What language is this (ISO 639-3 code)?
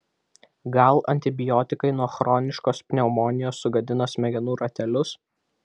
lit